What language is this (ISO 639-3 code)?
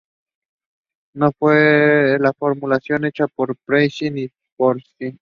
spa